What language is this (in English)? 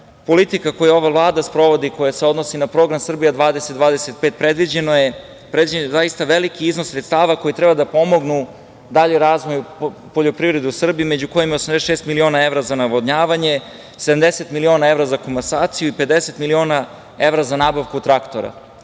Serbian